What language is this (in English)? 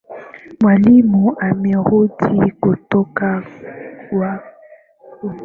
Swahili